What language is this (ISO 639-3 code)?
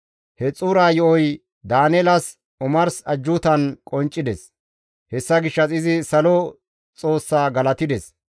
gmv